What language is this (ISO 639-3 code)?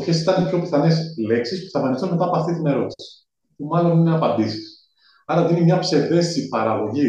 ell